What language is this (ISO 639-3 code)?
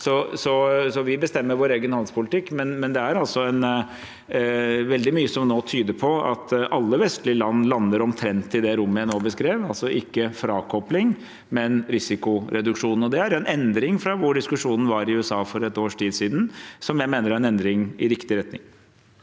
nor